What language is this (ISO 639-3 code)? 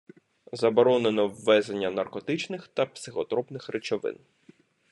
ukr